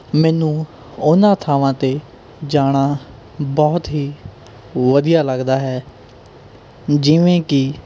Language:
Punjabi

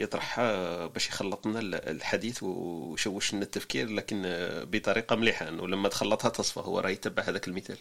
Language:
Arabic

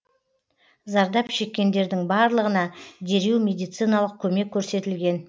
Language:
Kazakh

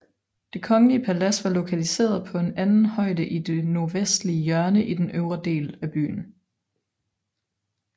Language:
Danish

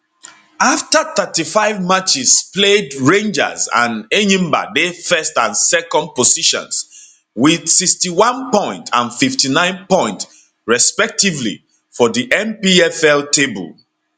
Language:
Nigerian Pidgin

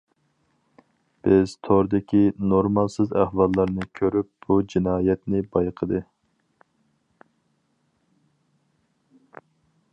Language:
Uyghur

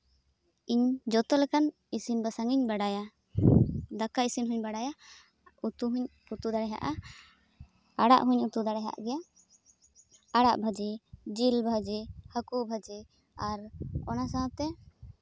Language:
Santali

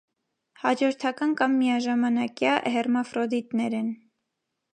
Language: Armenian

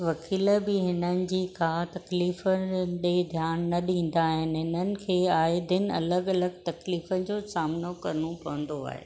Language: Sindhi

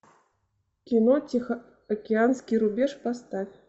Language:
Russian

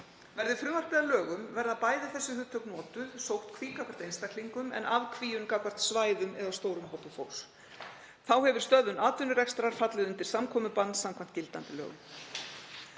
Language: Icelandic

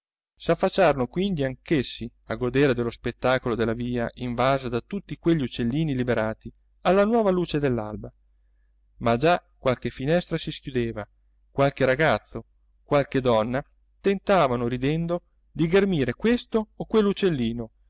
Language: Italian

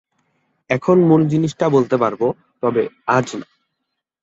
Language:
Bangla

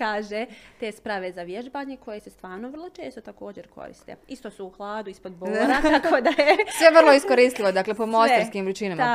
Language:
Croatian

